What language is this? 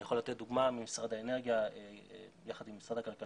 Hebrew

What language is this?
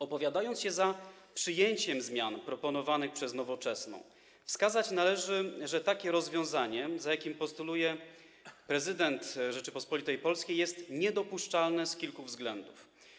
Polish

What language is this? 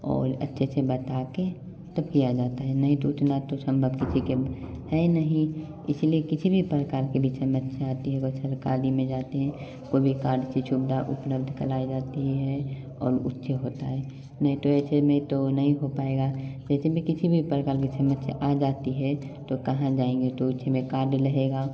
Hindi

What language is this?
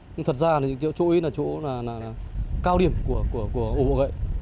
Vietnamese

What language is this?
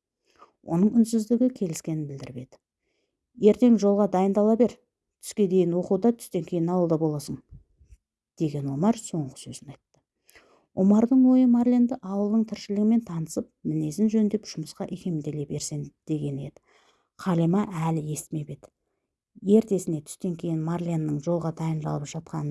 Turkish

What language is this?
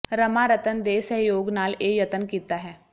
Punjabi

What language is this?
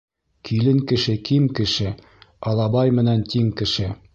Bashkir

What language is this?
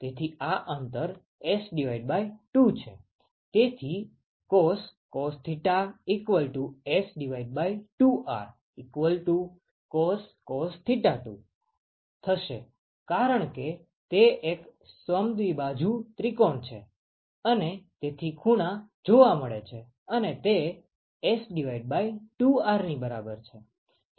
Gujarati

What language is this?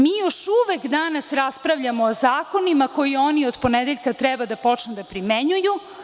Serbian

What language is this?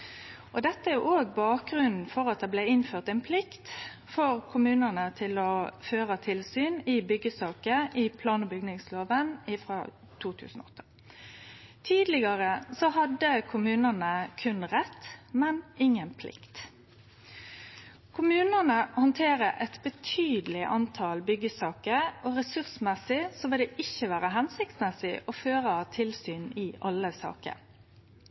Norwegian Nynorsk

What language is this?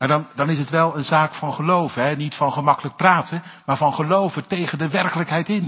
Dutch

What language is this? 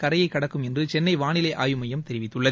Tamil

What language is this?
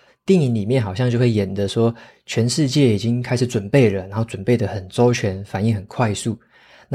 Chinese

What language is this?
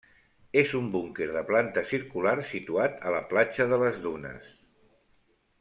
Catalan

